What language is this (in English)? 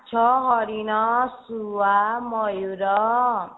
Odia